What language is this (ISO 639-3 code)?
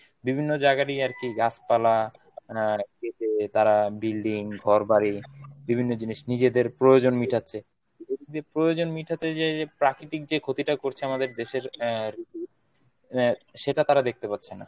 ben